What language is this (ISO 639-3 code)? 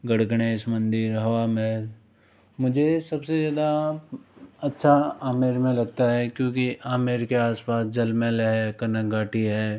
hin